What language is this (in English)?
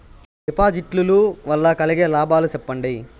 Telugu